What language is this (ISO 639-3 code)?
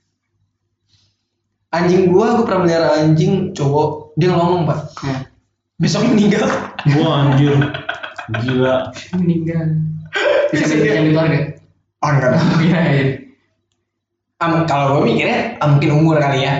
ind